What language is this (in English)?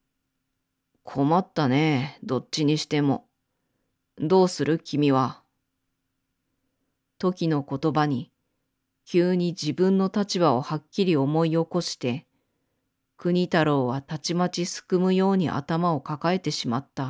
Japanese